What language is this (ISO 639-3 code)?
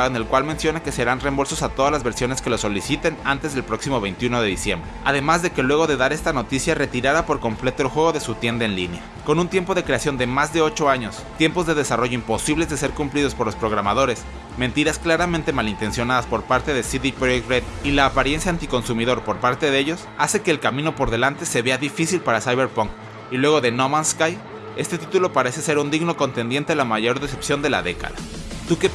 spa